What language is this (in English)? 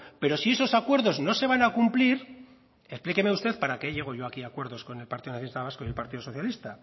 Spanish